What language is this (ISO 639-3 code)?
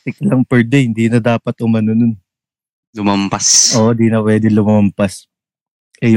fil